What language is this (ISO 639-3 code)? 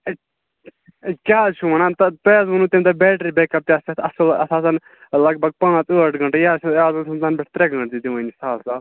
kas